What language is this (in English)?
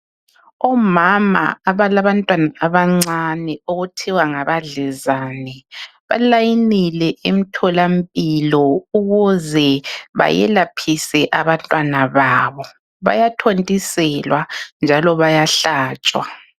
North Ndebele